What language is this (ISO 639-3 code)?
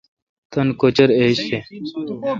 xka